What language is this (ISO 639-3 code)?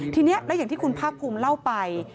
tha